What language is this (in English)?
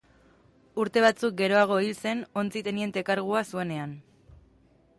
Basque